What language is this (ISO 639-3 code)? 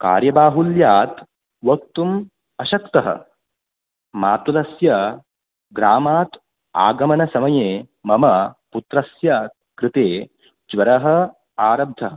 san